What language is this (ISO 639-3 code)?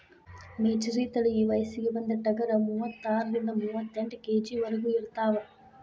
kan